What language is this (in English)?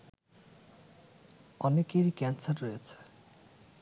Bangla